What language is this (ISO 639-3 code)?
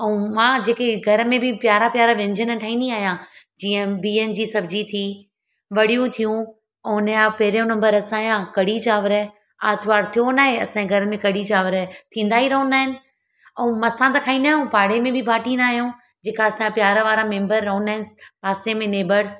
snd